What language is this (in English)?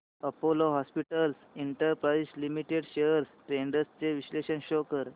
Marathi